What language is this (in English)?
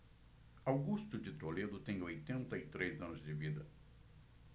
Portuguese